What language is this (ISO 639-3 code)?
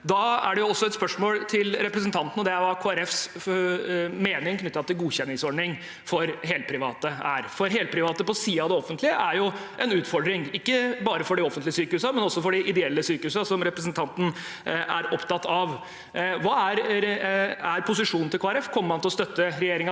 nor